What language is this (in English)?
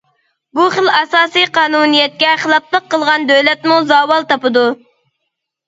Uyghur